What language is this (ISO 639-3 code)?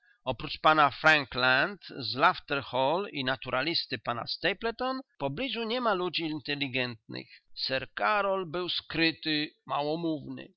pol